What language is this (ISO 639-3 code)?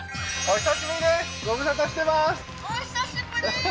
jpn